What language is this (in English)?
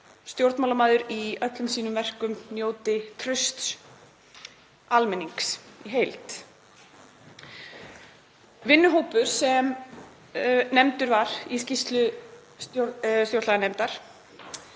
Icelandic